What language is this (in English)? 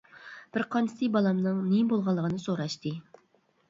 Uyghur